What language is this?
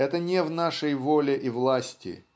Russian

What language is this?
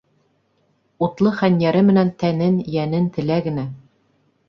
Bashkir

